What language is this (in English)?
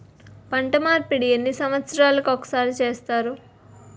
Telugu